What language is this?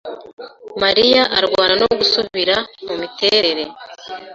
Kinyarwanda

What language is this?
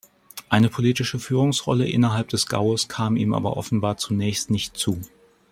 German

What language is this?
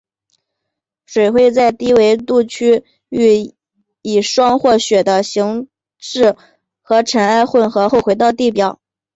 Chinese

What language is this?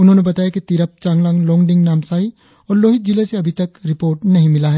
Hindi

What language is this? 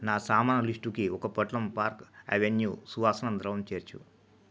Telugu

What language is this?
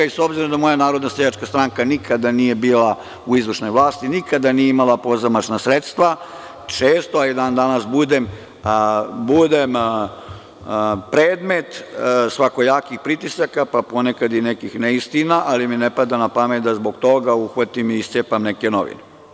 Serbian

